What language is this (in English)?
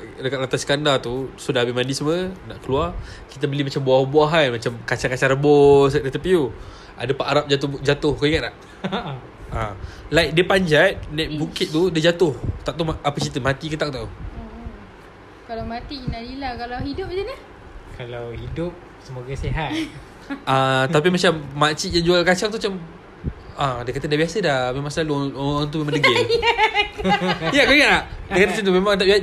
Malay